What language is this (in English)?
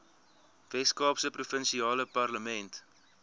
Afrikaans